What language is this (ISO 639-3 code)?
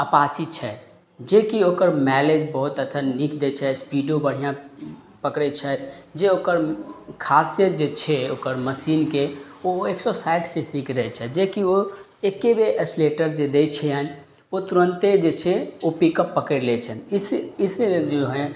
mai